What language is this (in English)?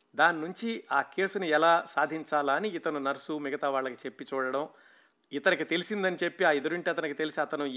Telugu